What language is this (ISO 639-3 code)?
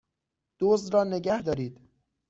fas